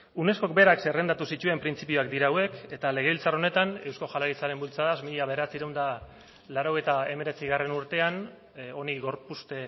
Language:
Basque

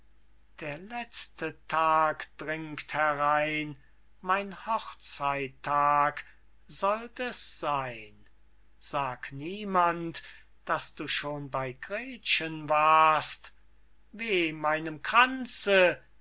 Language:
German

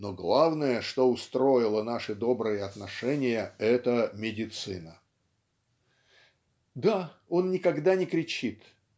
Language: Russian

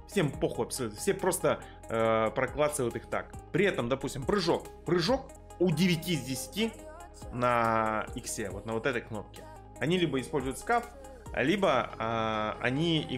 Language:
Russian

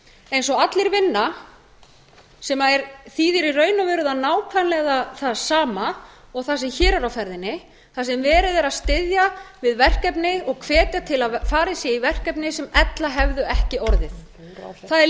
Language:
Icelandic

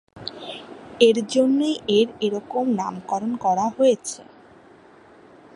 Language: Bangla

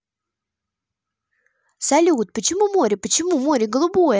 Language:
Russian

